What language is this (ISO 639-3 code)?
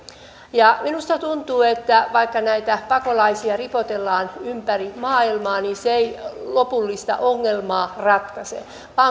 fin